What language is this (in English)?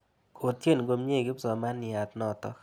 Kalenjin